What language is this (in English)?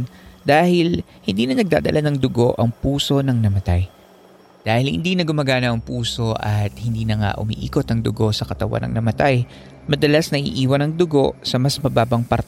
Filipino